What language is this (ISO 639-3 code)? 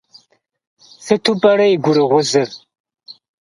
kbd